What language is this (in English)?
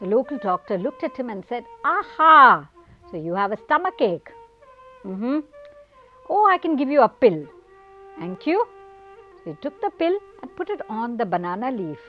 English